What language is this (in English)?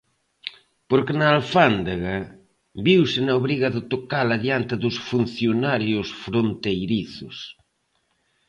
Galician